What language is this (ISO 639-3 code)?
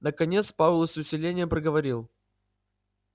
rus